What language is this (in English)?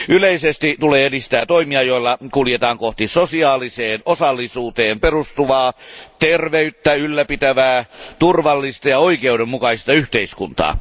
Finnish